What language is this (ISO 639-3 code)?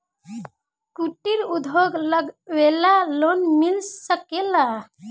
bho